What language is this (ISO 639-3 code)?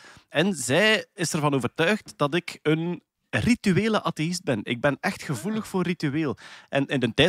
nld